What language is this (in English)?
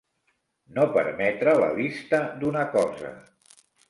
Catalan